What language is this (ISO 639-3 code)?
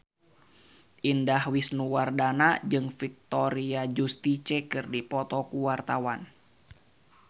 sun